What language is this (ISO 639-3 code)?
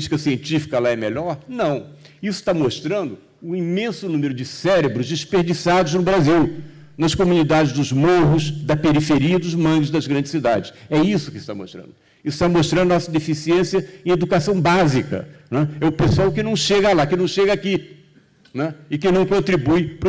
por